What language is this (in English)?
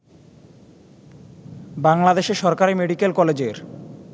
Bangla